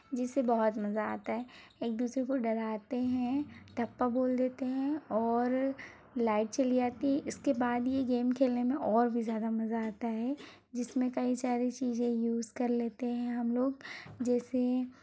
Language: Hindi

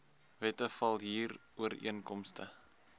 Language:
Afrikaans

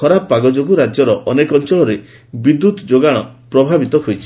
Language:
Odia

